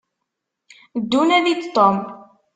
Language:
Kabyle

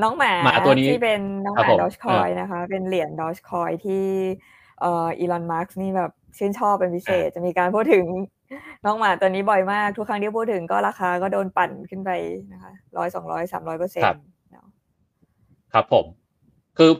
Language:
Thai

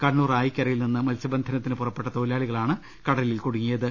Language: Malayalam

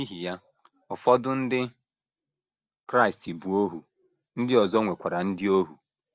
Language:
Igbo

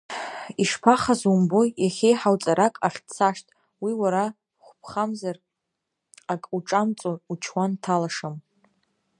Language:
Abkhazian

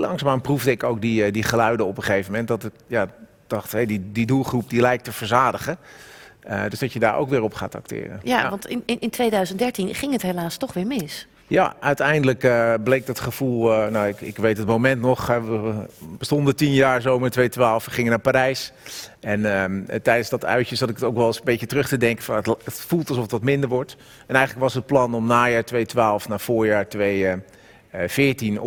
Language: Dutch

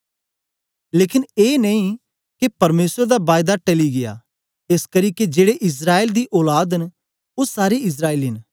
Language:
Dogri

